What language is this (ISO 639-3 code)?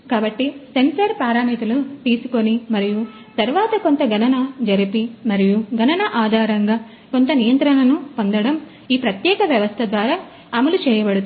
tel